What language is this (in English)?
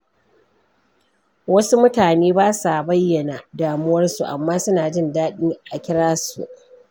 Hausa